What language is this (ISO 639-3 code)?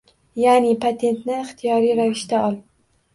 uzb